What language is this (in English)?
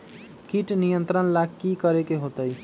Magahi